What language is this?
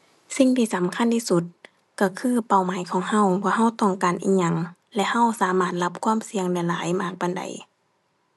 Thai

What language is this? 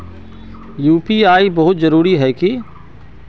Magahi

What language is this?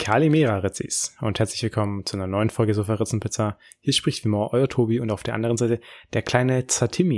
German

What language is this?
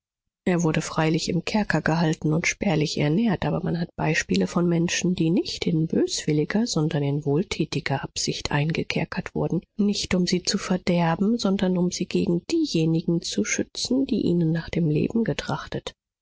German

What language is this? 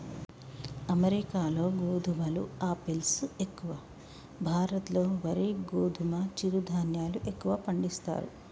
Telugu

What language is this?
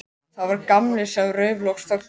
Icelandic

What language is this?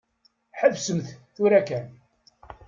Kabyle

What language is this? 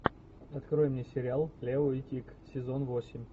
Russian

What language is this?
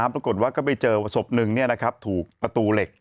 Thai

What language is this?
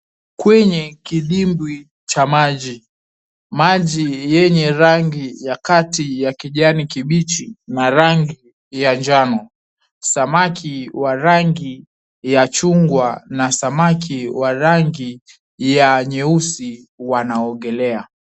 Swahili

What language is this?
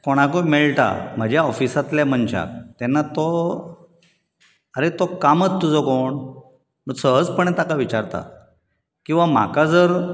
Konkani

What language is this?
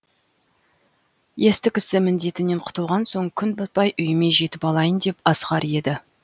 Kazakh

